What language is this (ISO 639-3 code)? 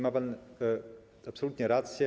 pol